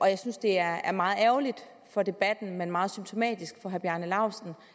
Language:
Danish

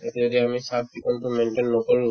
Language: Assamese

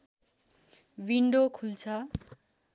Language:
Nepali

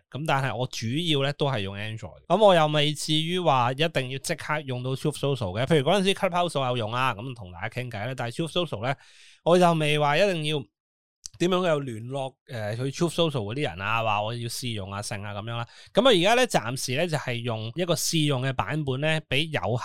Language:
Chinese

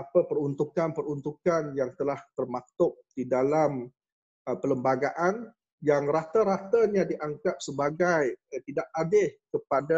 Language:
Malay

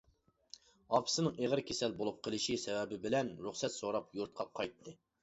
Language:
Uyghur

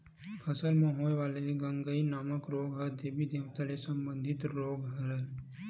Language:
Chhattisgarhi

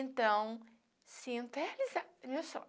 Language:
Portuguese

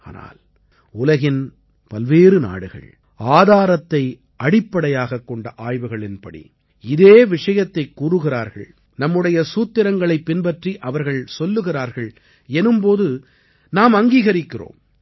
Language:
Tamil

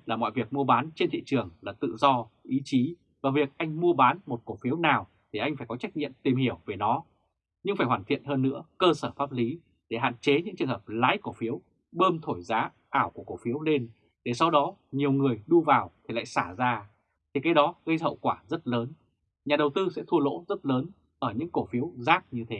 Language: Vietnamese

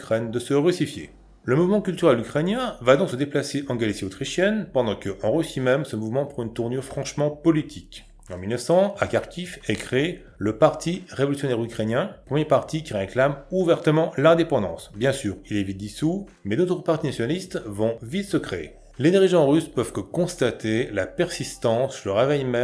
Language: French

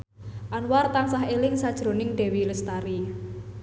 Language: Javanese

